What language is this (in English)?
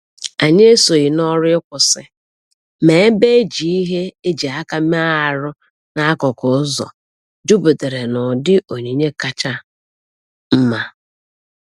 Igbo